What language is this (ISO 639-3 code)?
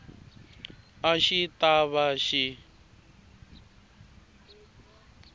tso